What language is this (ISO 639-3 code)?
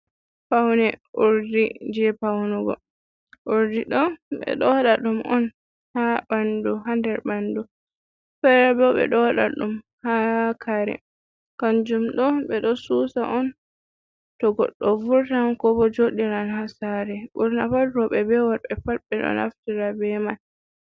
ful